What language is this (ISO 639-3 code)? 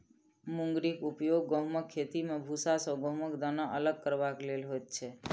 mai